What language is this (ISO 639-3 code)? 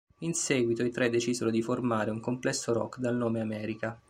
ita